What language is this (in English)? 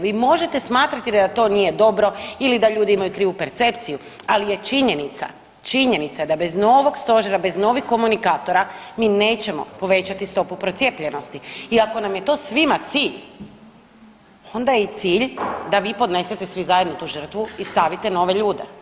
Croatian